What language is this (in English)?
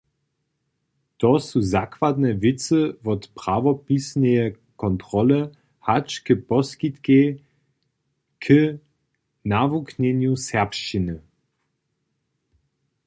Upper Sorbian